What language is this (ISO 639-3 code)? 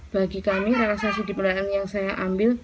ind